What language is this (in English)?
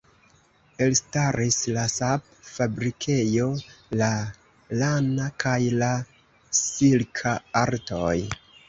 Esperanto